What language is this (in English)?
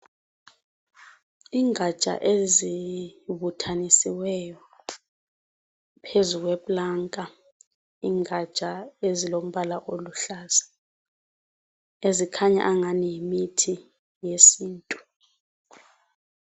North Ndebele